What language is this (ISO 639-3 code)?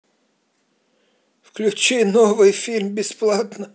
rus